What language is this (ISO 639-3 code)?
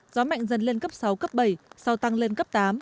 vie